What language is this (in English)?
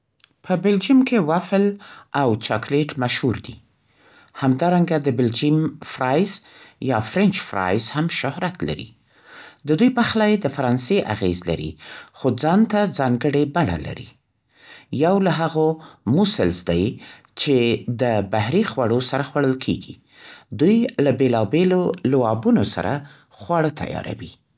Central Pashto